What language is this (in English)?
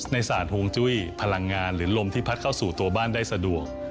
Thai